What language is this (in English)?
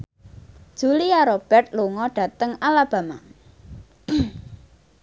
Javanese